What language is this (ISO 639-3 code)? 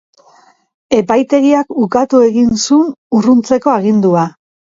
eus